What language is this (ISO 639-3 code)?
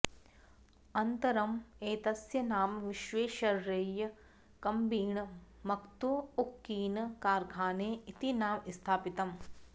san